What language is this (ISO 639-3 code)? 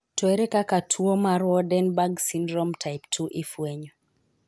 luo